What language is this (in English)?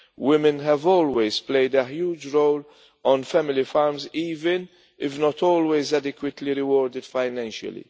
English